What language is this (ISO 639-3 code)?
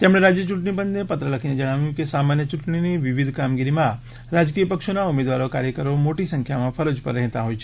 guj